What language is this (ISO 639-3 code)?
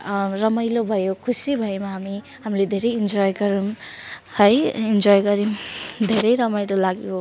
nep